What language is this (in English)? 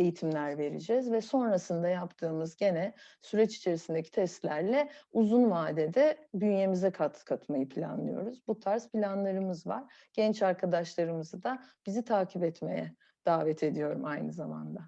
Turkish